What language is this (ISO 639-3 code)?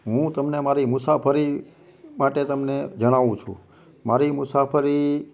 guj